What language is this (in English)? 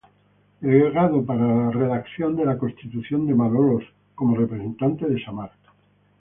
Spanish